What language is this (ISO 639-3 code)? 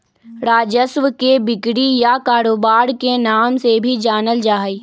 mag